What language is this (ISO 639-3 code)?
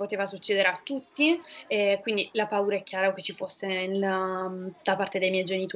ita